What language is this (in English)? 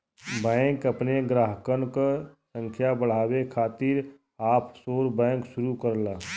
Bhojpuri